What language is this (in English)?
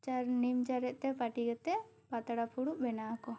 Santali